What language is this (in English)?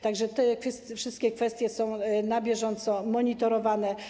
Polish